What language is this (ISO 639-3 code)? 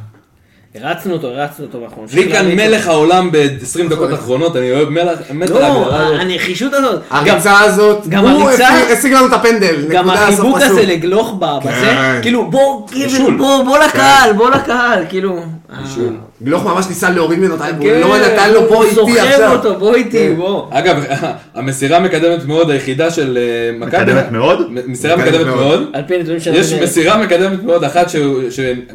heb